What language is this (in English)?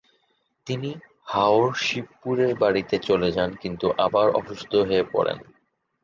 Bangla